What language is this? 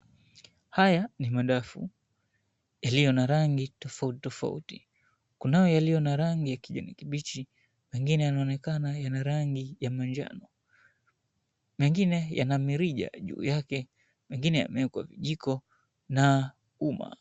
Swahili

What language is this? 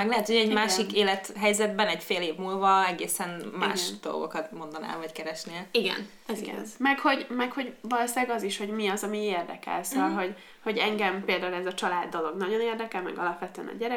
Hungarian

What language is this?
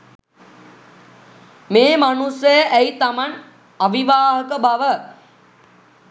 Sinhala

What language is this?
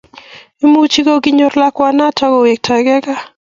Kalenjin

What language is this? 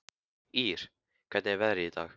Icelandic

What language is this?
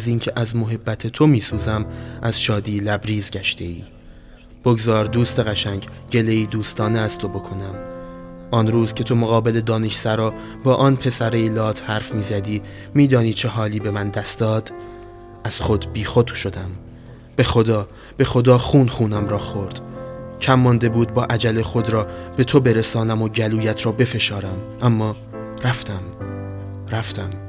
Persian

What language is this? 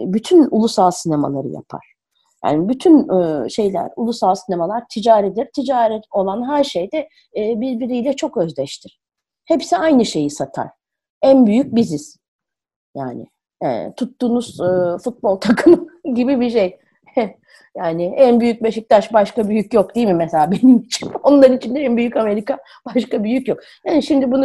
Turkish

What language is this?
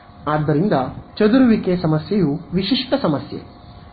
Kannada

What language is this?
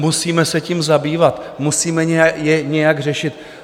Czech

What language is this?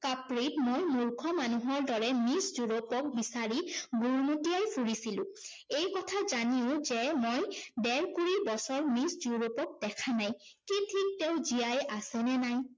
Assamese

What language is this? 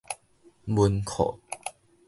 Min Nan Chinese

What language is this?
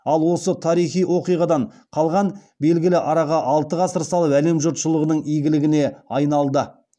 Kazakh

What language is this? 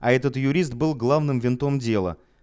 Russian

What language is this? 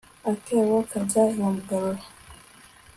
Kinyarwanda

